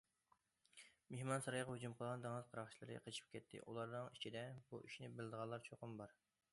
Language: Uyghur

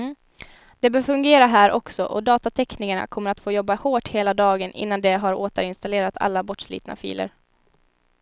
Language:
Swedish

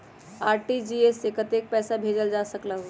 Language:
Magahi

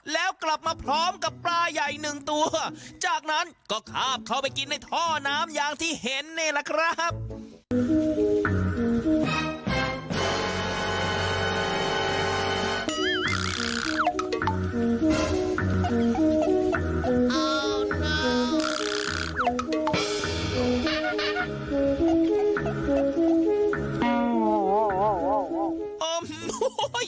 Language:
Thai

